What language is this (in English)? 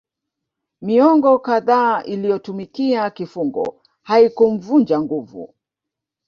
Swahili